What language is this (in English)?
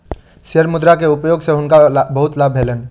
Maithili